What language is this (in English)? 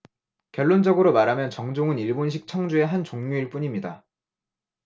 Korean